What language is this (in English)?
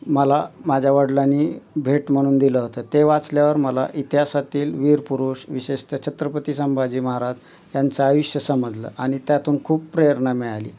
Marathi